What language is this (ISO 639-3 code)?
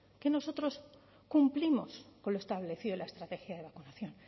spa